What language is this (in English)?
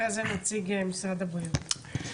Hebrew